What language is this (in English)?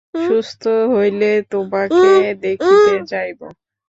Bangla